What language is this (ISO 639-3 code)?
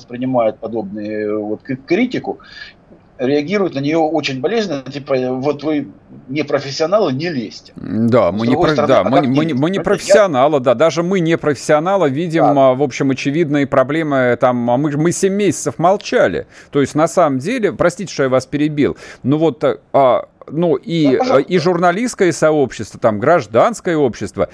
rus